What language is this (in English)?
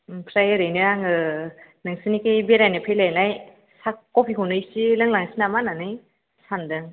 Bodo